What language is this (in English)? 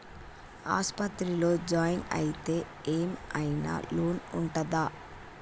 Telugu